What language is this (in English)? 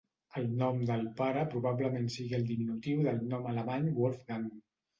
Catalan